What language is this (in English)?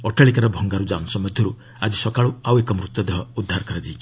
Odia